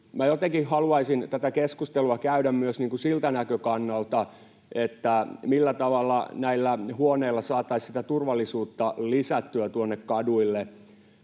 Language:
Finnish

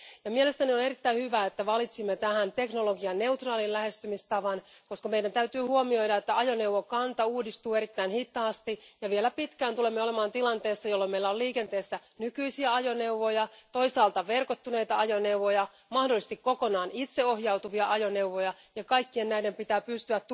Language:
Finnish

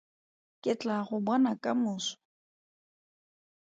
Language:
Tswana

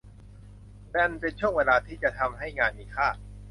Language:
Thai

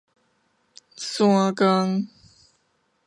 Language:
Min Nan Chinese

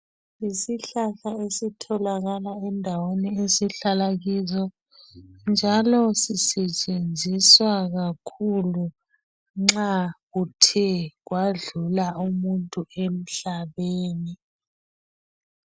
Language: North Ndebele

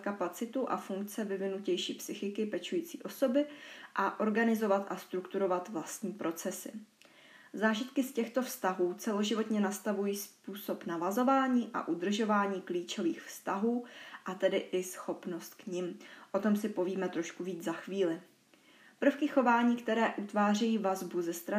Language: Czech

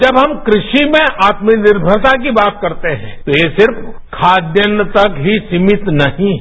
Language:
Hindi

